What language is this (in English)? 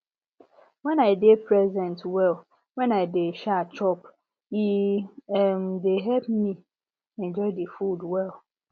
Nigerian Pidgin